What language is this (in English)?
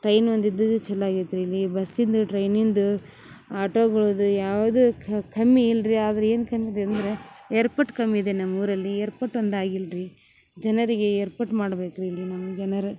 Kannada